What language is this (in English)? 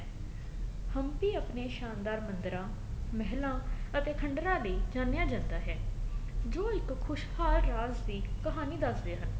Punjabi